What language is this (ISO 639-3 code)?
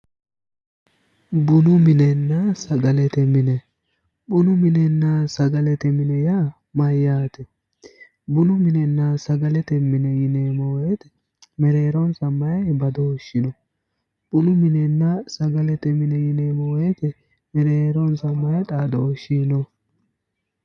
sid